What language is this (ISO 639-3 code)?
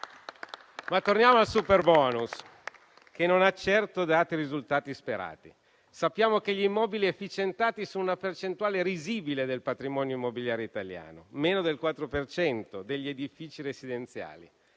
ita